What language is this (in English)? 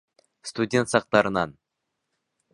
Bashkir